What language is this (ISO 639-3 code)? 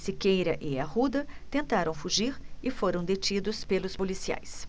por